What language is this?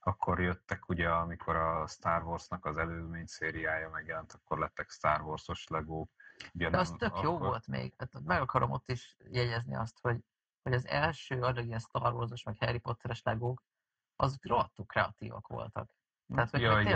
Hungarian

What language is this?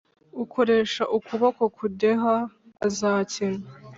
Kinyarwanda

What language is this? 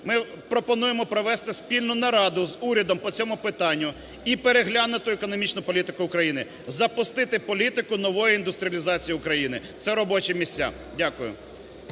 Ukrainian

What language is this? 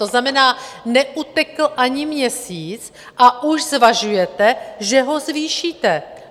Czech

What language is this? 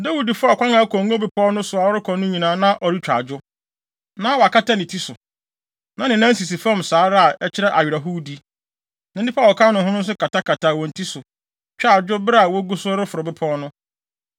Akan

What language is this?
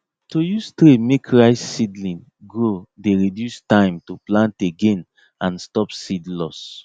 Nigerian Pidgin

